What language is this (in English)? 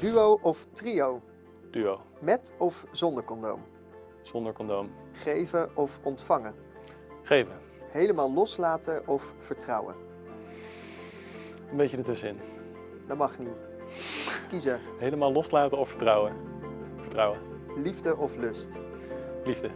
Dutch